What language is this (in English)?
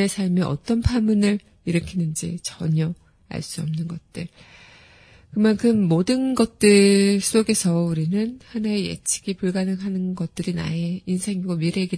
Korean